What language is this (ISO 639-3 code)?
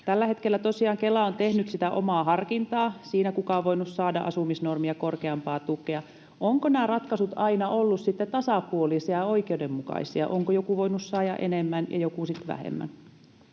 fin